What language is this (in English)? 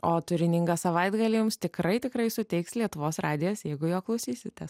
Lithuanian